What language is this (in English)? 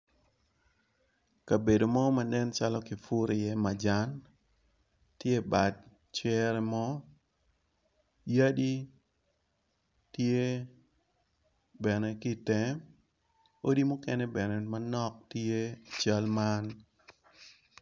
Acoli